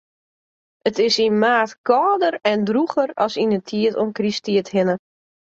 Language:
Western Frisian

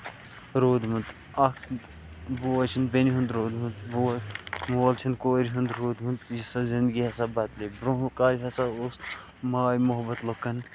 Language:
Kashmiri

